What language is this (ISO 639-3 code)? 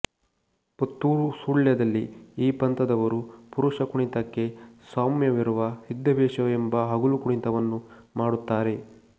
kan